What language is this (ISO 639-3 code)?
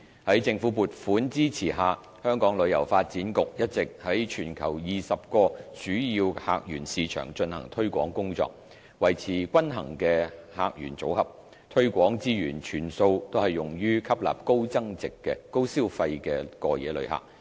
yue